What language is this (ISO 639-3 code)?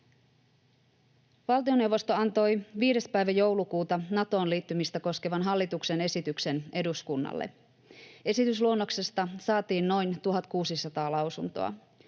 fin